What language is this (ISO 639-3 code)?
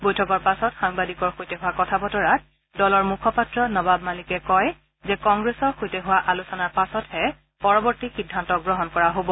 asm